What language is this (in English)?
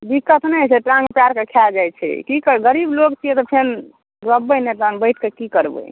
Maithili